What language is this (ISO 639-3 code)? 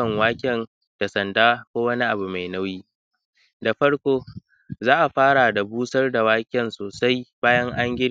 hau